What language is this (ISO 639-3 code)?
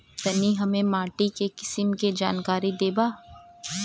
bho